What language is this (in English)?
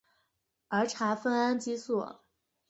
Chinese